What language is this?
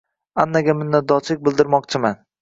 Uzbek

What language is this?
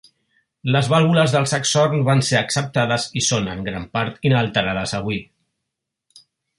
Catalan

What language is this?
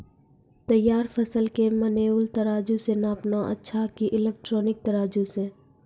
Maithili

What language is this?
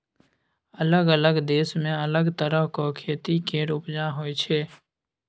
Maithili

